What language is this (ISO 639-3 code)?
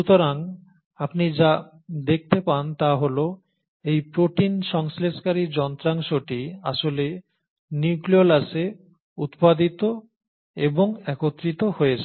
ben